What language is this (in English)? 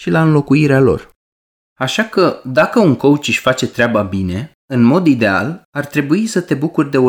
Romanian